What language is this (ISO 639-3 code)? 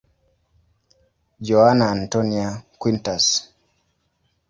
swa